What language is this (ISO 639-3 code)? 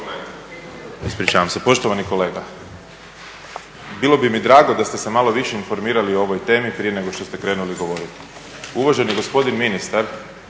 hrv